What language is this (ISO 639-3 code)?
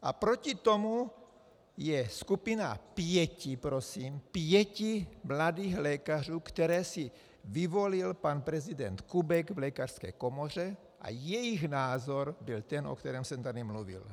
ces